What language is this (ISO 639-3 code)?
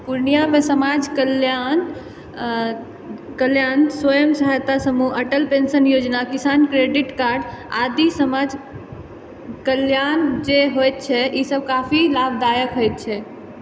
mai